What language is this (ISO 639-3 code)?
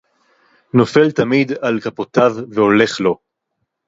heb